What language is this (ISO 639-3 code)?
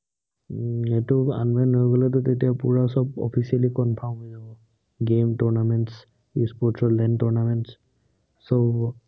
asm